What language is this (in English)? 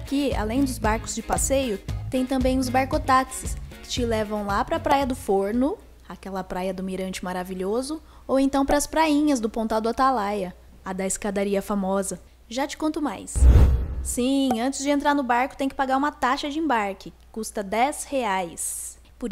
Portuguese